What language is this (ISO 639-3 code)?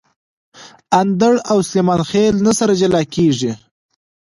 pus